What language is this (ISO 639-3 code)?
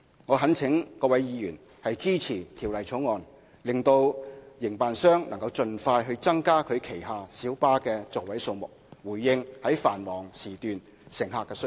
yue